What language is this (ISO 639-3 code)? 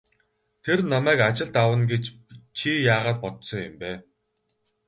mon